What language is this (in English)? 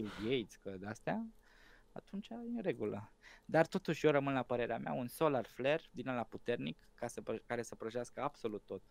Romanian